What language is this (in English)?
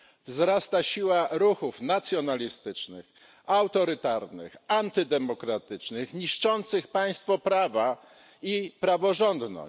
Polish